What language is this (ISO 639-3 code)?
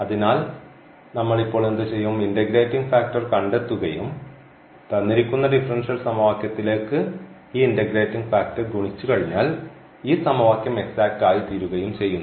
mal